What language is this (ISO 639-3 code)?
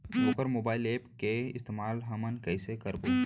hne